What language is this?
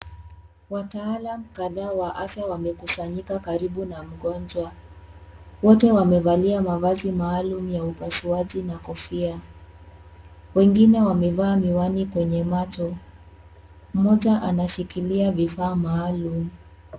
Swahili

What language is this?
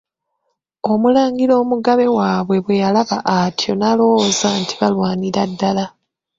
Ganda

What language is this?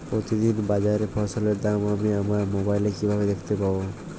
Bangla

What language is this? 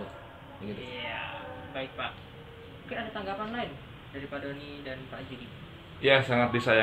Indonesian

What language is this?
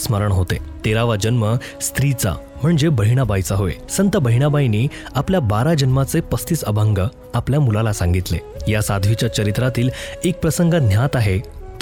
Hindi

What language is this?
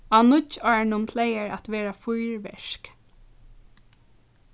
Faroese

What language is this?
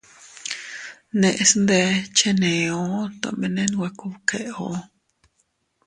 Teutila Cuicatec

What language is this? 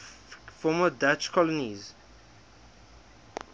English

